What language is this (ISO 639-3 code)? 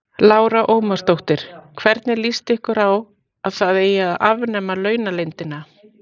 isl